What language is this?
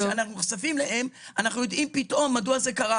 Hebrew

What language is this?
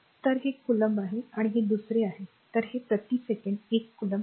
Marathi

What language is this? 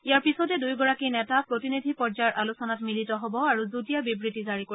Assamese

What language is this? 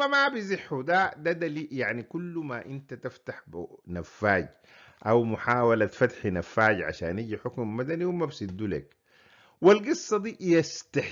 Arabic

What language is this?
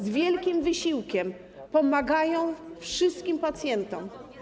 Polish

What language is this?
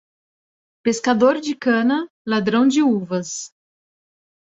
Portuguese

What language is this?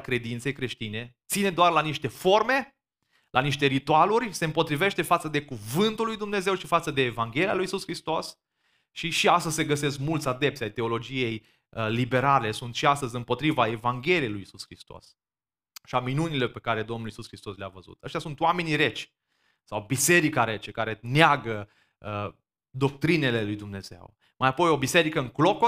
Romanian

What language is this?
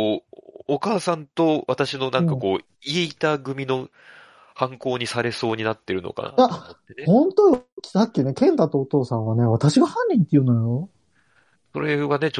Japanese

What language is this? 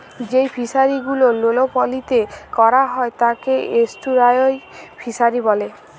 Bangla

